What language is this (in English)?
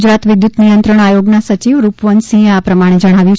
Gujarati